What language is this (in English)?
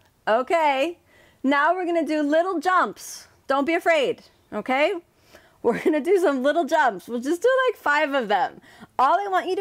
English